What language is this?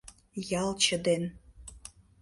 Mari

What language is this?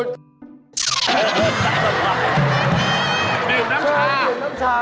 Thai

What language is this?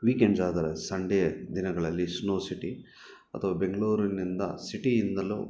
Kannada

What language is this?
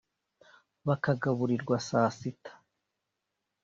Kinyarwanda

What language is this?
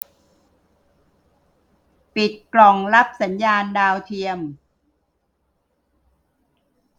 Thai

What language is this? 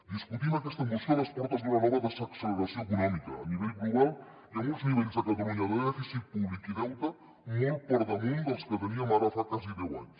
Catalan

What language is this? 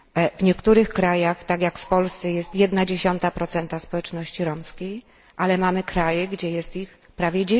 Polish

